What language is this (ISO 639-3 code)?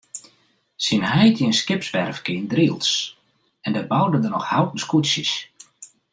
fry